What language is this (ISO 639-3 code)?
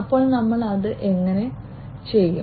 mal